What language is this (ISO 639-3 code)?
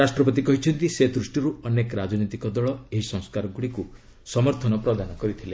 ori